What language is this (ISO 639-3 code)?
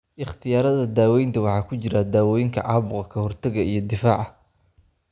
som